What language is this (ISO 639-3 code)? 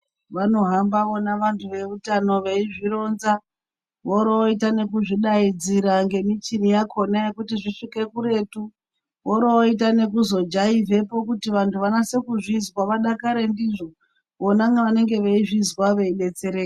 ndc